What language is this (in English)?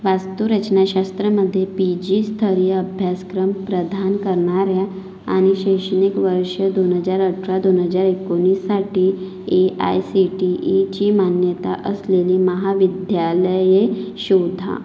Marathi